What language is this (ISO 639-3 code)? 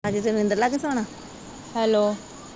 pan